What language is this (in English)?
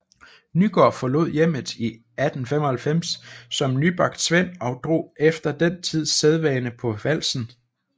Danish